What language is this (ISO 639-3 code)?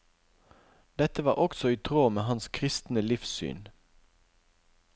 nor